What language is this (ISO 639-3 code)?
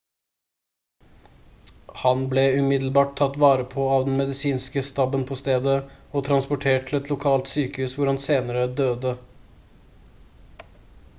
nob